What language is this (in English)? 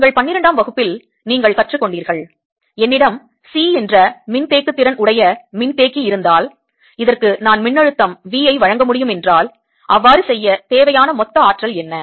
Tamil